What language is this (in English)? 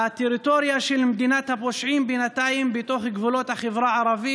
Hebrew